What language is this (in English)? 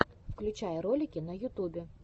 Russian